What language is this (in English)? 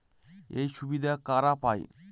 Bangla